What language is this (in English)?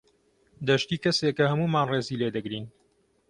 Central Kurdish